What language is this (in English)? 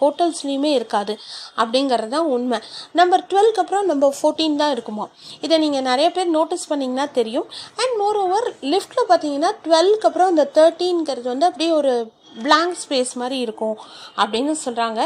Tamil